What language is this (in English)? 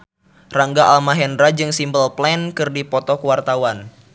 Sundanese